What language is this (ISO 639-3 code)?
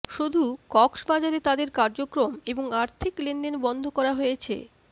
ben